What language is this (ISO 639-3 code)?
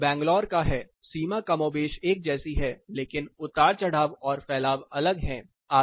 hin